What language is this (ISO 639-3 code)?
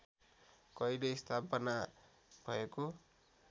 nep